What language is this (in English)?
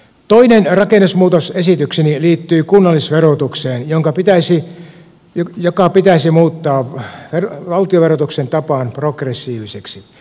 Finnish